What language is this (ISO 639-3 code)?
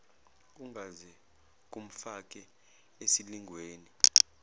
zul